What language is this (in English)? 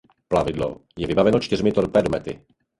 Czech